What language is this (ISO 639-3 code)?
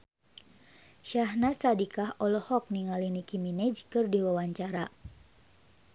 sun